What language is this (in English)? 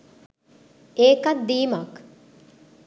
Sinhala